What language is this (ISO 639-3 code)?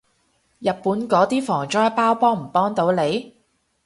yue